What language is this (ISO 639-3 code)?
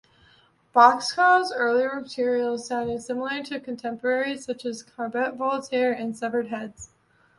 eng